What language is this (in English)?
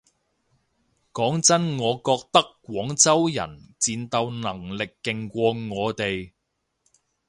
Cantonese